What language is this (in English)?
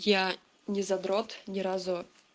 Russian